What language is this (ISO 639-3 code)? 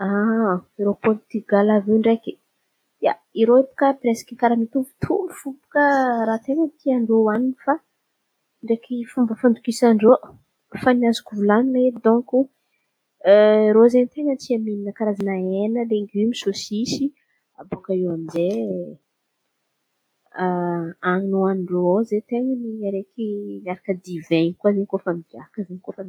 xmv